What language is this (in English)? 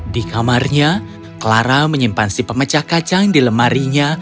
Indonesian